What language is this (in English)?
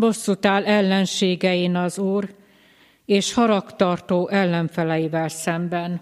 Hungarian